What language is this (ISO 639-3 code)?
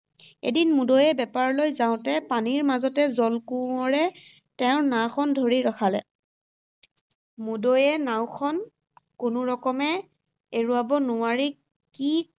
asm